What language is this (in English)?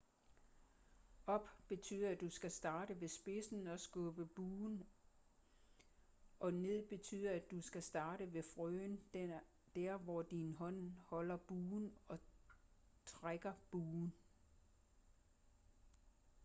Danish